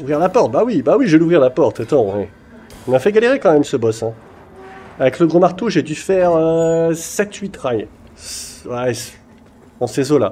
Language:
French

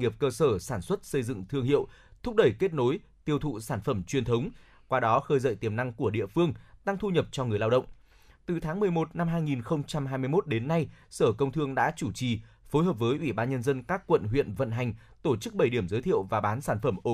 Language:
Vietnamese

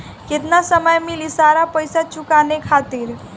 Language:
Bhojpuri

